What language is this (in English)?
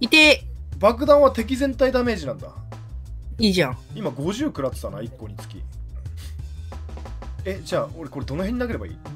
Japanese